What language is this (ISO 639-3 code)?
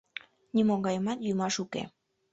chm